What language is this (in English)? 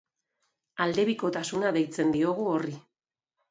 Basque